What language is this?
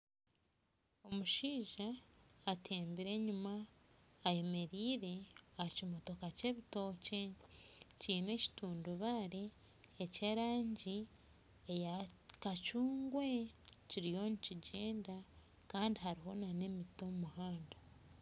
Nyankole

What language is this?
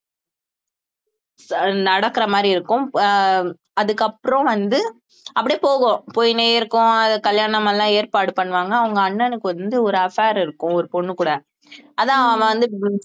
Tamil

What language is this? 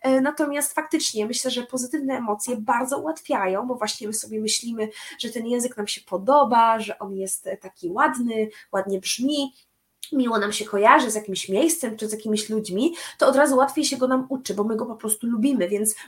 Polish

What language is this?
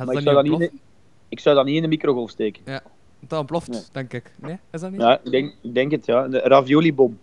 Dutch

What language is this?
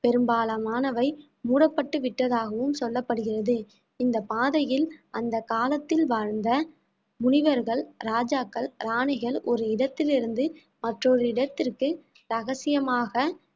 Tamil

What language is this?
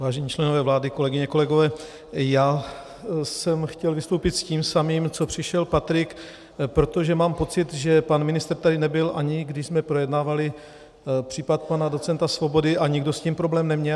Czech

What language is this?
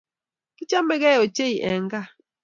Kalenjin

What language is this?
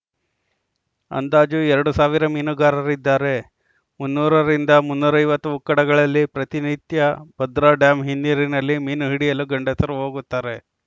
Kannada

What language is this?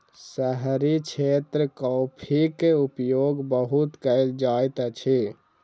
Maithili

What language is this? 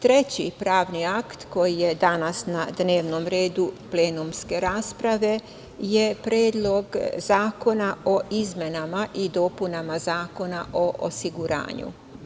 Serbian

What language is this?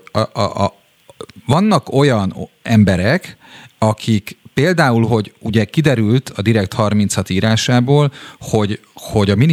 Hungarian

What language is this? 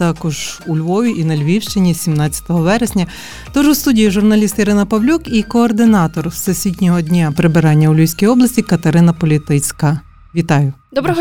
Ukrainian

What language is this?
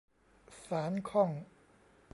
Thai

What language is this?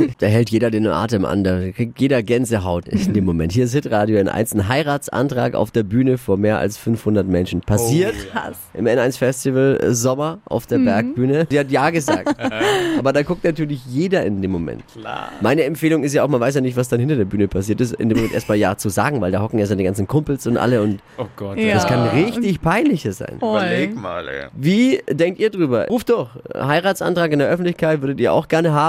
German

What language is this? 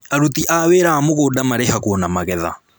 Kikuyu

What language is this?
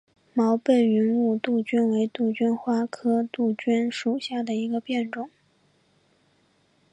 Chinese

